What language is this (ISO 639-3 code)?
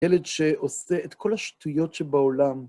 heb